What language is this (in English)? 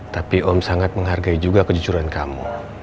Indonesian